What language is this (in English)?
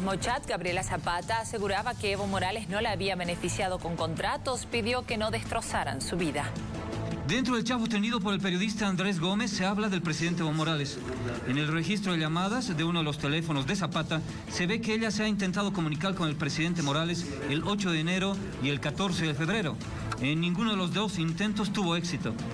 Spanish